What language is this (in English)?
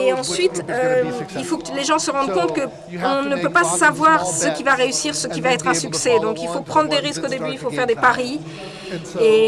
French